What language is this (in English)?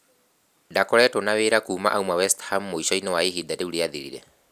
Kikuyu